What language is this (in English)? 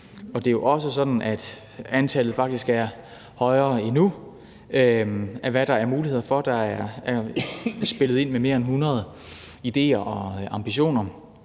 Danish